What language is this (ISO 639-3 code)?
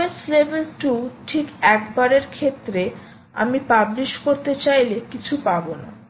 ben